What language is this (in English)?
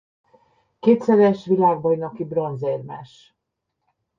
Hungarian